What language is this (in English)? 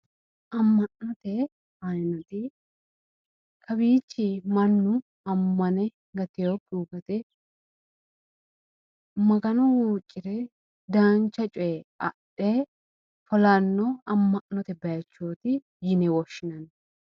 Sidamo